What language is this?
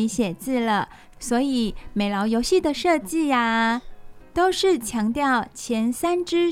Chinese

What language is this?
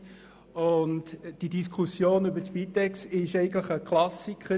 Swiss German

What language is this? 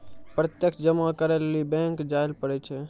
Maithili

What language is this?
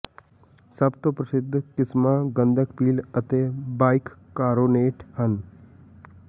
Punjabi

